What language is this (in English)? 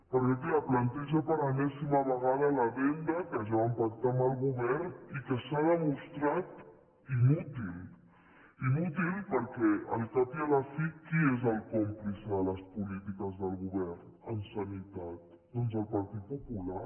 Catalan